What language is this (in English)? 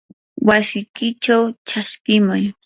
Yanahuanca Pasco Quechua